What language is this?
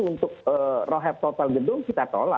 Indonesian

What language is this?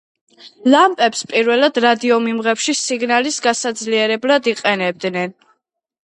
Georgian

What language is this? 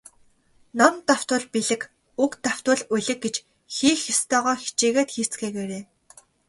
Mongolian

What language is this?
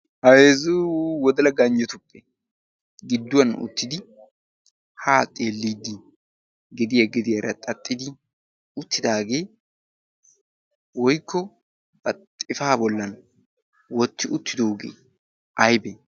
Wolaytta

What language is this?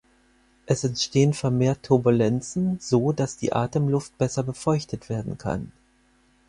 German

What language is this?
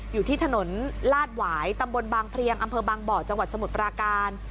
Thai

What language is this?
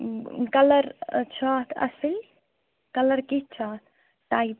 Kashmiri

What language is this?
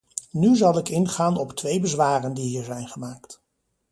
Dutch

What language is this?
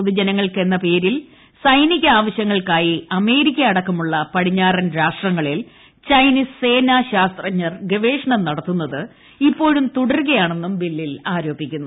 Malayalam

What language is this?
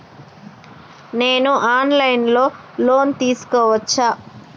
Telugu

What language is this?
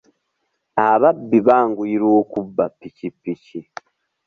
Ganda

